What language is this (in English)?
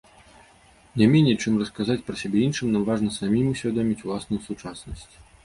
Belarusian